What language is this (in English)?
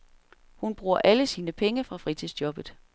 Danish